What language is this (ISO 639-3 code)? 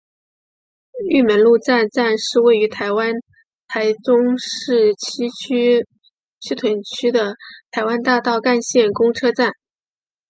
zho